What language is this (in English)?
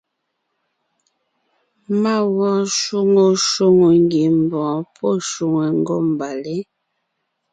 Ngiemboon